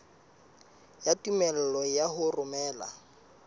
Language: Southern Sotho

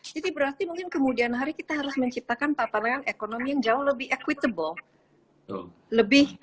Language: Indonesian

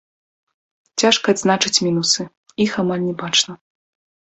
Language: Belarusian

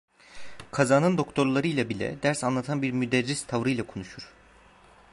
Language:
Turkish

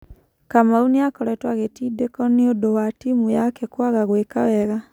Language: Kikuyu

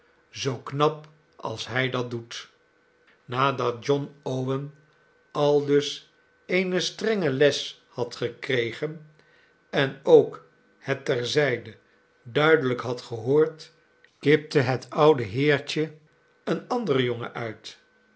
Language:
Dutch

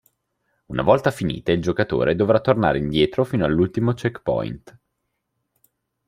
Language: Italian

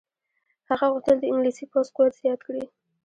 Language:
Pashto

